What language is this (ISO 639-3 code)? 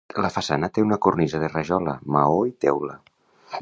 cat